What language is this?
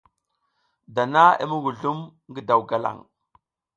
South Giziga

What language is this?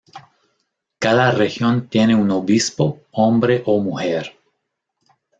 Spanish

